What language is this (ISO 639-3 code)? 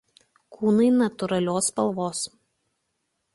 lit